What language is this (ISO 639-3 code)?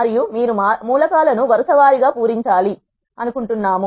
tel